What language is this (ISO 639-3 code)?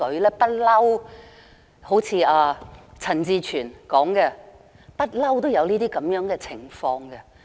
yue